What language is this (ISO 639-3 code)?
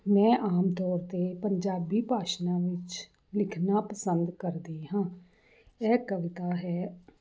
pan